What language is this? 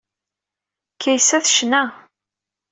Kabyle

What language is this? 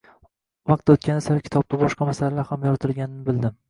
Uzbek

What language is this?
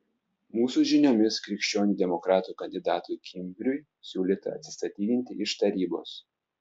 Lithuanian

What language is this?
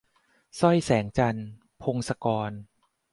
Thai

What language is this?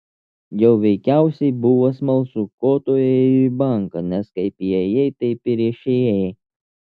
Lithuanian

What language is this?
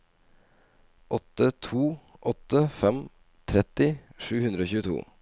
Norwegian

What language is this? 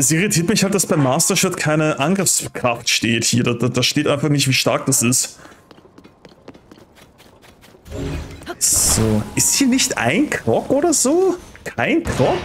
German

